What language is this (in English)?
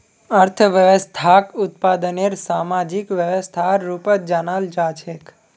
Magahi